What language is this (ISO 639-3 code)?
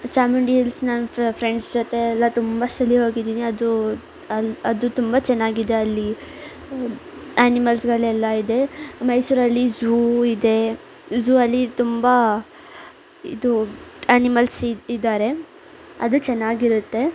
kan